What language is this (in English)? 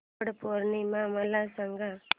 Marathi